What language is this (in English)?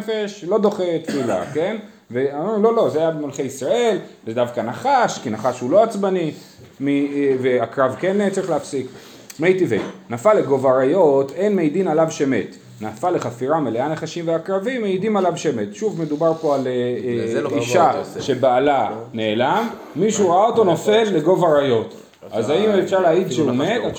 Hebrew